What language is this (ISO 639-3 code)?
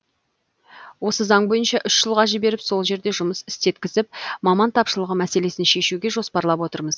kaz